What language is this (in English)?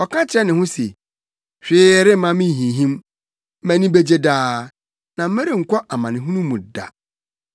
Akan